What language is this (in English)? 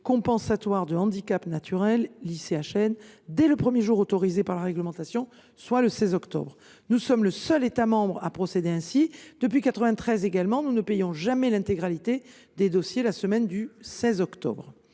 French